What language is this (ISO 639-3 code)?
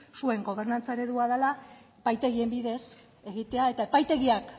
eus